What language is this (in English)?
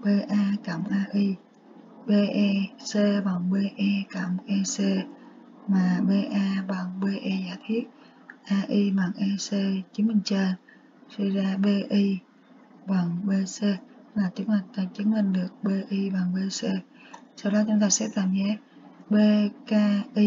Vietnamese